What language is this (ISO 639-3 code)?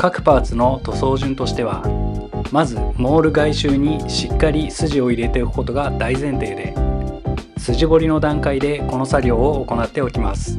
jpn